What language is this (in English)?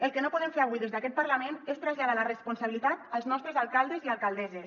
Catalan